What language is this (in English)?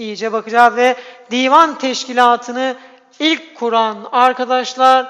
Turkish